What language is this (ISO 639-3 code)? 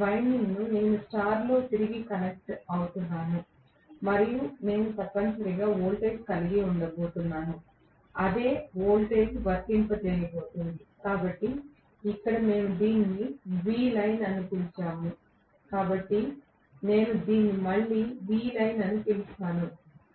tel